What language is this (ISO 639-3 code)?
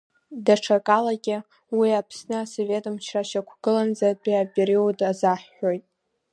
abk